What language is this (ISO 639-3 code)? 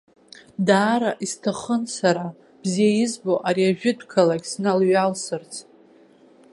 abk